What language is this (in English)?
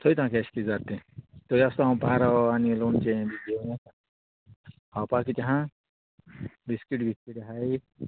Konkani